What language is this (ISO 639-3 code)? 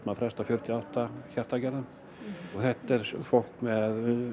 isl